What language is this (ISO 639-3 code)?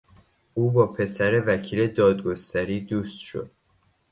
fas